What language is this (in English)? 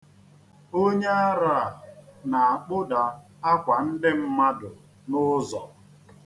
Igbo